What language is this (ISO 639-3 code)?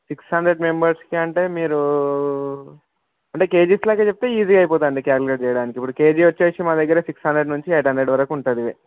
tel